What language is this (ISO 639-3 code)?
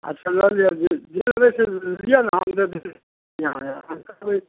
mai